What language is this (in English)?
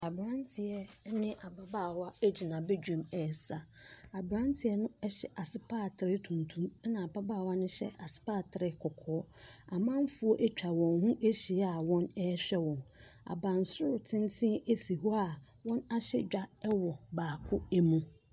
Akan